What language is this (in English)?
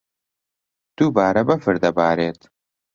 Central Kurdish